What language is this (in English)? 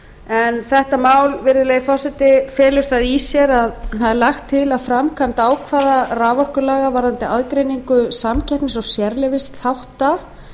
Icelandic